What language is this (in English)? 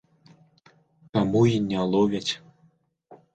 Belarusian